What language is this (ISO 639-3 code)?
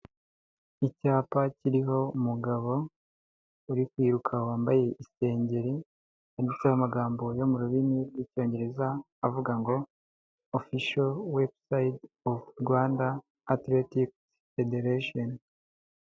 kin